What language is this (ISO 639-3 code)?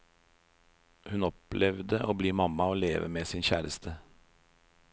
nor